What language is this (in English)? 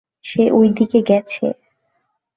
Bangla